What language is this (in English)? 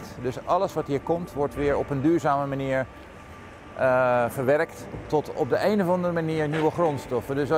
Dutch